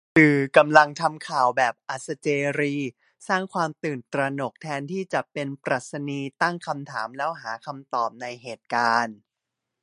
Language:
Thai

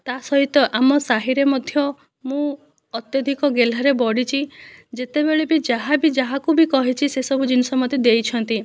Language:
Odia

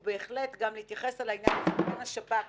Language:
Hebrew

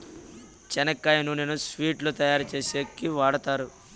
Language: Telugu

